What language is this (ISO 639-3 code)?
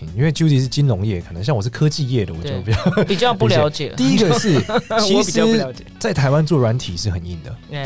zho